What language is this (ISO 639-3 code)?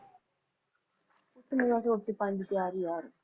pan